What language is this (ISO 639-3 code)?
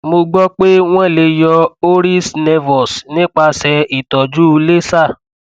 yor